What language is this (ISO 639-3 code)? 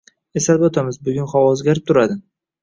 uzb